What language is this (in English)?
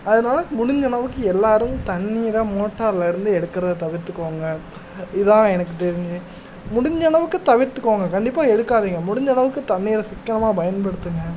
Tamil